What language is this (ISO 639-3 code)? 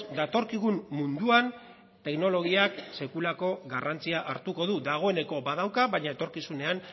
eus